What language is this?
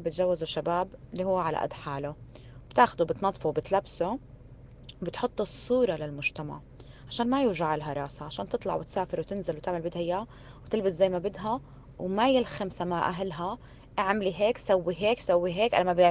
Arabic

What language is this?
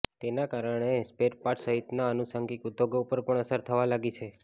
Gujarati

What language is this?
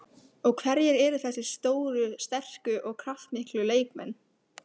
Icelandic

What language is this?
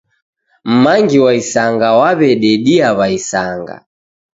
Taita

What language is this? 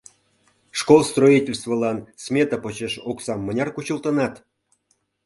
Mari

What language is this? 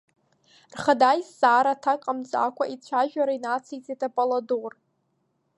Abkhazian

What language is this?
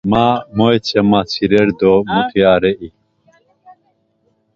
Laz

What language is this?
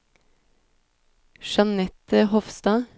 Norwegian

